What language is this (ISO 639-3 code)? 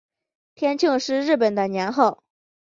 zho